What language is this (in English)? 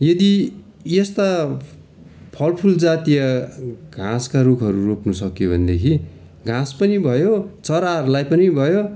Nepali